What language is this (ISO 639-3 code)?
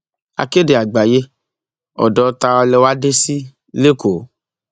yor